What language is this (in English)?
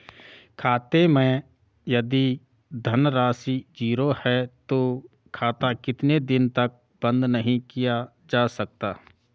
Hindi